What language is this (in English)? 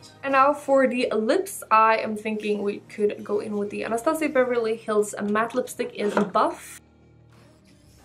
English